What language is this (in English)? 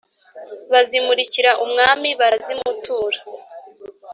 Kinyarwanda